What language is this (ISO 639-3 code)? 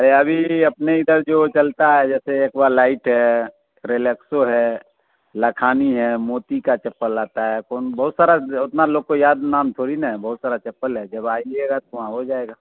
urd